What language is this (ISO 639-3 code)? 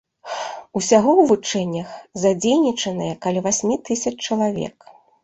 bel